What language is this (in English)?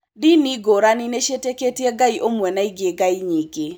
Kikuyu